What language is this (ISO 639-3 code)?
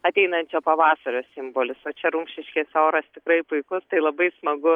lit